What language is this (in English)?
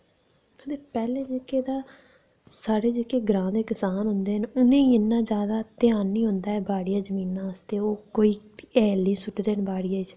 Dogri